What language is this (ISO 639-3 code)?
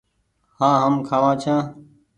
gig